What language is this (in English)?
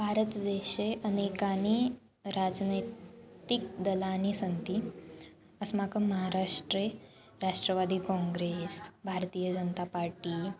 Sanskrit